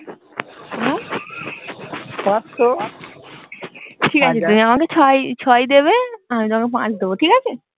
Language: Bangla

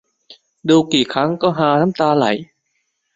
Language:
Thai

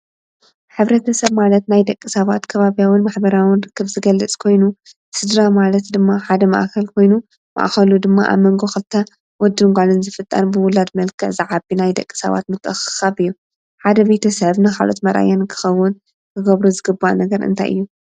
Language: Tigrinya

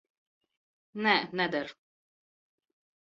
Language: Latvian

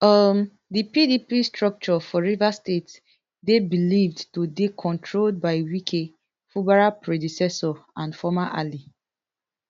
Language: Nigerian Pidgin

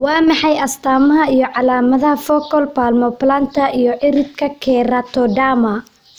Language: Somali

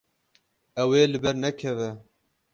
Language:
Kurdish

